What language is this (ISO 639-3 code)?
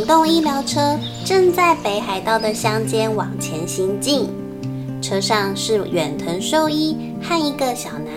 zho